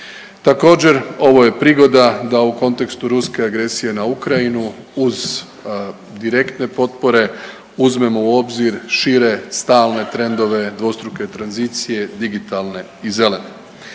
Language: Croatian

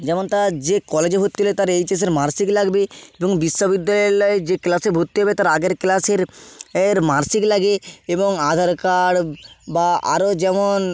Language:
Bangla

